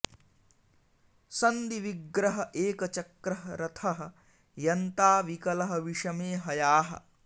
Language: Sanskrit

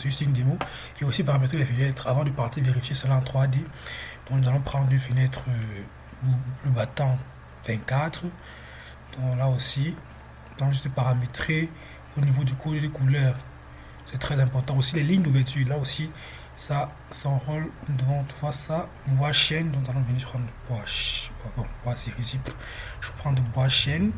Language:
French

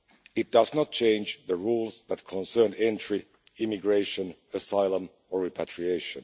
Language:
English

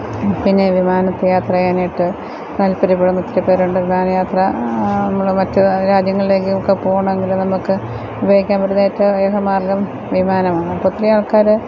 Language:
Malayalam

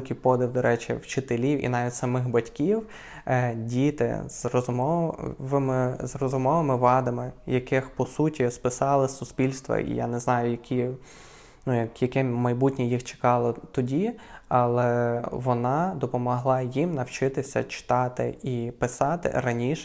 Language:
Ukrainian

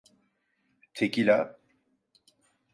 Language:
Turkish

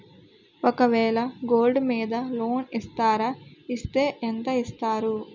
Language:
Telugu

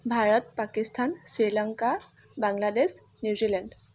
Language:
Assamese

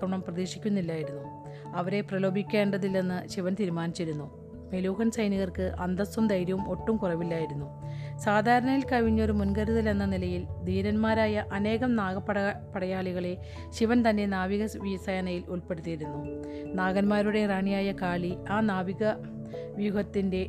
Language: Malayalam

